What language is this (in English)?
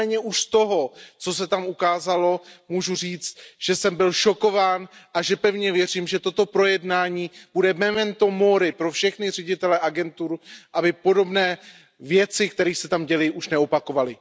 Czech